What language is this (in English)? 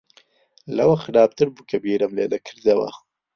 Central Kurdish